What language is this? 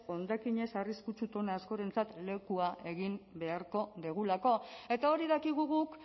Basque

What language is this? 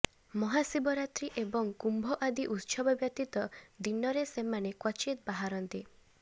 Odia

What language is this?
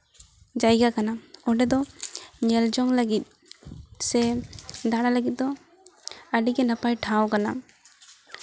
Santali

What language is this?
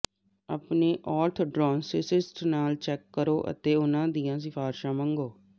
Punjabi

